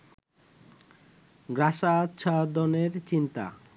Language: Bangla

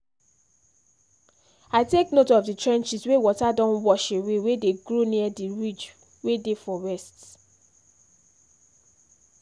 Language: Nigerian Pidgin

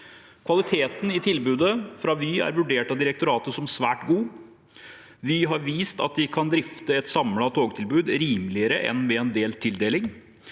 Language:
Norwegian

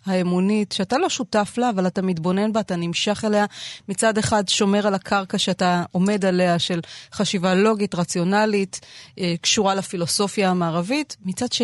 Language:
Hebrew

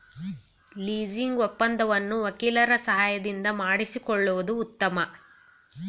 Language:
Kannada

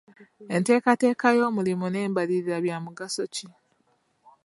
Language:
Ganda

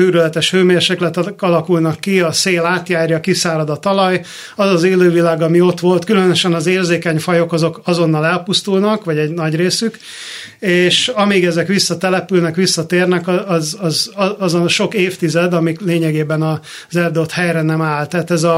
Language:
Hungarian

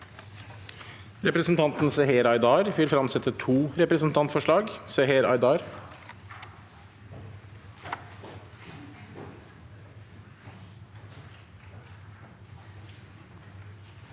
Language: Norwegian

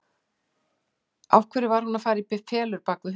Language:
Icelandic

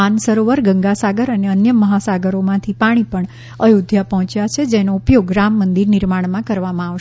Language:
Gujarati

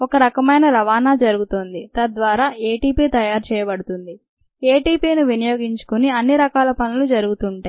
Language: Telugu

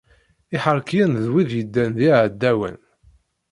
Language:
Kabyle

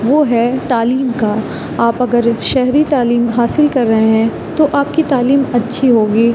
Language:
Urdu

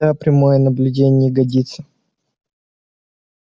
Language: Russian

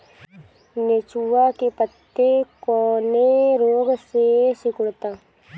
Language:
Bhojpuri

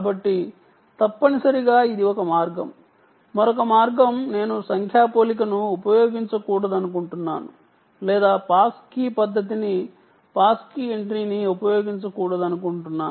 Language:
Telugu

